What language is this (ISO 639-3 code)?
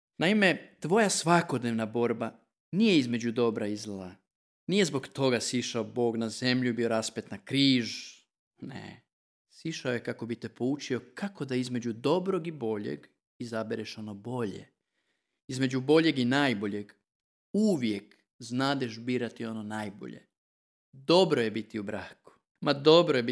hrv